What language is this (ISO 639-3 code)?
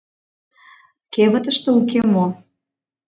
chm